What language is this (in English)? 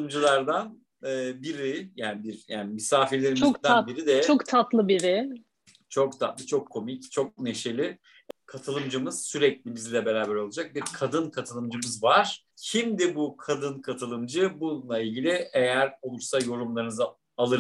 Turkish